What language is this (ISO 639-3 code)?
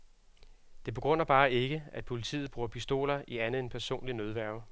dan